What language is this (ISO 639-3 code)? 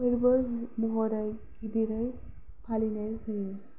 brx